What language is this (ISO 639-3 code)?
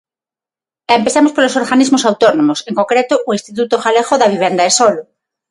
glg